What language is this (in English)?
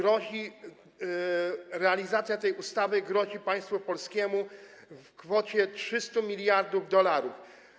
Polish